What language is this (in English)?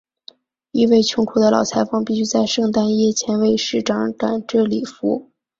Chinese